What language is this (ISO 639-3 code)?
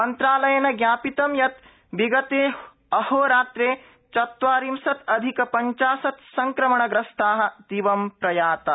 san